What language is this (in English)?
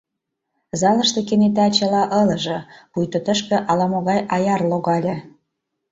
Mari